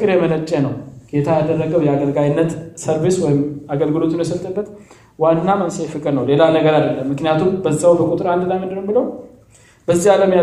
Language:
Amharic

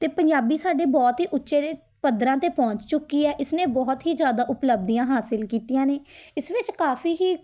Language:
Punjabi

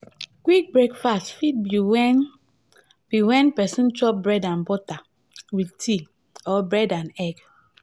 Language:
Nigerian Pidgin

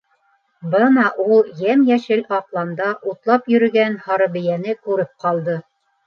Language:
Bashkir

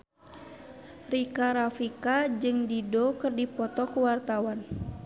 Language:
Sundanese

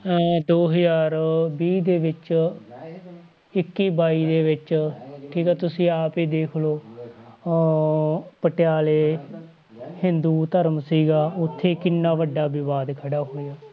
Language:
Punjabi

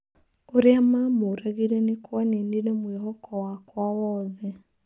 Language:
Kikuyu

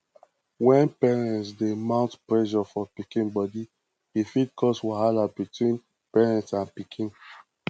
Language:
Nigerian Pidgin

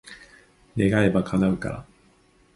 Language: Japanese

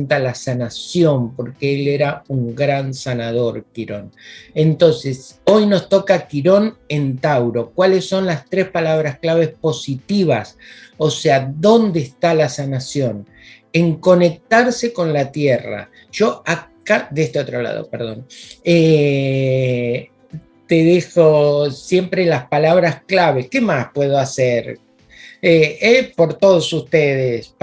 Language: Spanish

